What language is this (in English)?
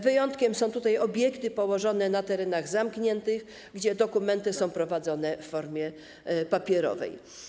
Polish